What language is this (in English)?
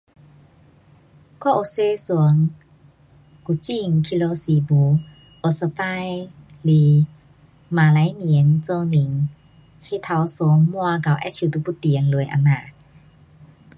Pu-Xian Chinese